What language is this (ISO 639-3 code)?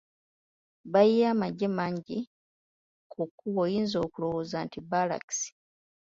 lug